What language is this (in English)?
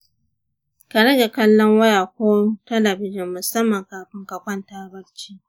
Hausa